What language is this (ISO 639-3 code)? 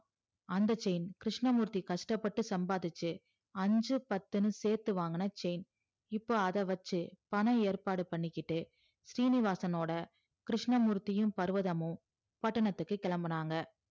tam